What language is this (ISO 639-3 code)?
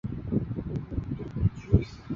zho